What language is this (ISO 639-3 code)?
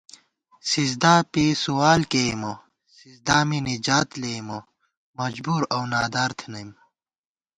gwt